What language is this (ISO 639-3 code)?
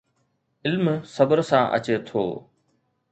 snd